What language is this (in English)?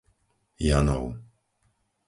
Slovak